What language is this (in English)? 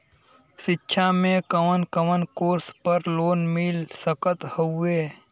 Bhojpuri